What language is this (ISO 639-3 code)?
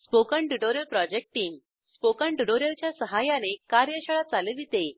mar